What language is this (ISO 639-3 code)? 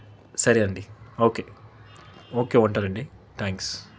tel